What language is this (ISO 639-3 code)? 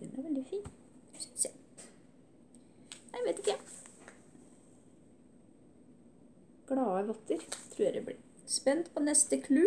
nor